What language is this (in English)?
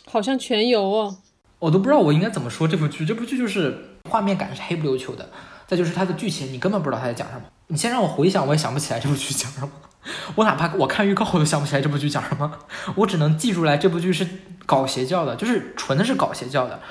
Chinese